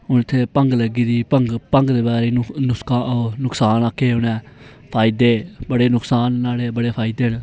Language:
Dogri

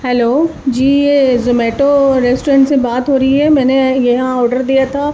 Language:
Urdu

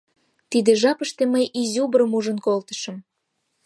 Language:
Mari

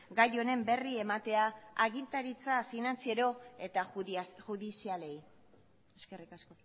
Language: Basque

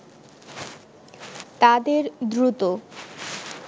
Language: Bangla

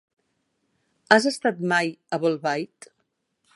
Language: Catalan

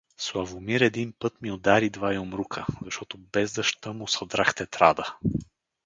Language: Bulgarian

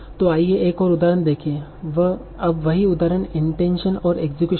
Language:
Hindi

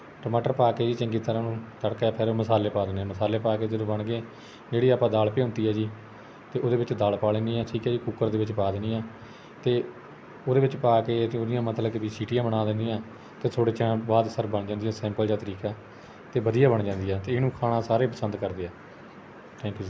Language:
Punjabi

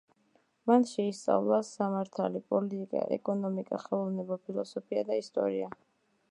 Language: Georgian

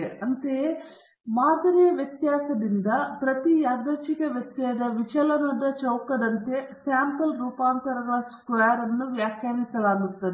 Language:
Kannada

